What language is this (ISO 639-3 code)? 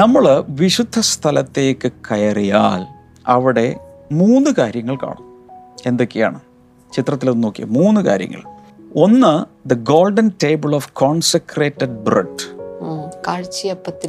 mal